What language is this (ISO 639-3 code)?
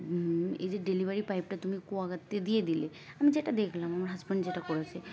ben